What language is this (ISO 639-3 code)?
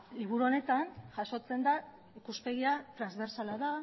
eus